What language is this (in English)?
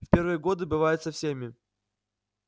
Russian